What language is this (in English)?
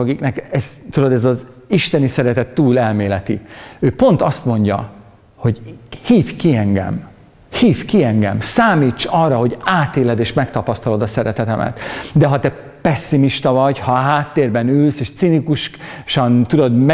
Hungarian